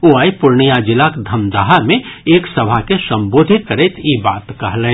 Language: Maithili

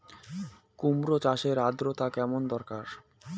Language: Bangla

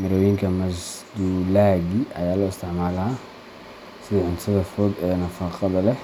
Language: Somali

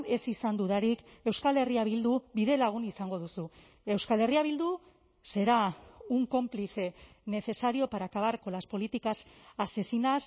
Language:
Basque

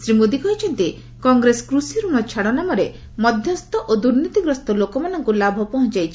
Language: Odia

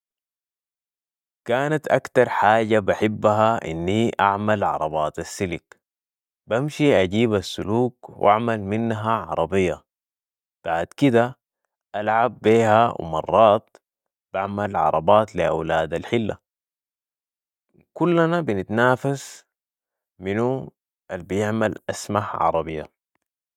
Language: Sudanese Arabic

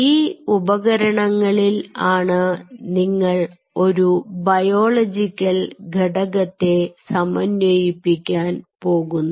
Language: Malayalam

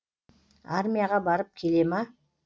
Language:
Kazakh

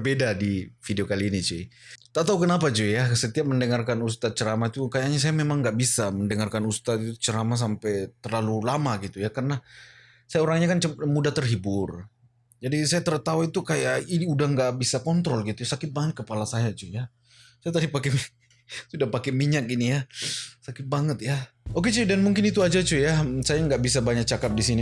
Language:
Malay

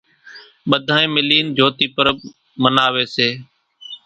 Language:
Kachi Koli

